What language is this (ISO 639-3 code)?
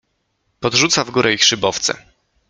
pol